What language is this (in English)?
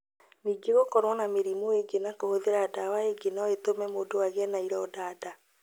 Kikuyu